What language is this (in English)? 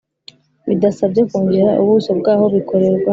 Kinyarwanda